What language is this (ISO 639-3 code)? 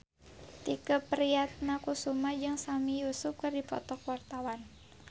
sun